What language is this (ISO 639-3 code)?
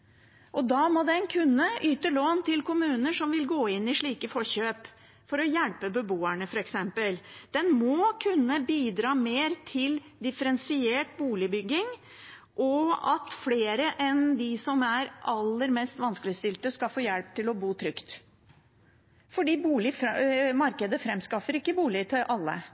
nob